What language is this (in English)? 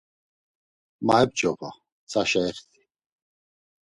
Laz